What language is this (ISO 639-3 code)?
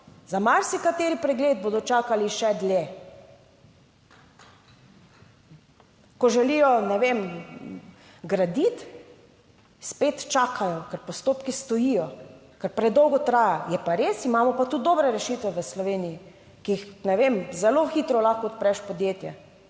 slv